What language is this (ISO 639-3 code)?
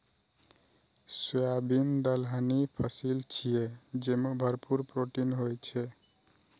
mai